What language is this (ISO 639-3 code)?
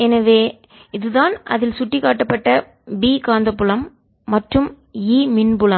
tam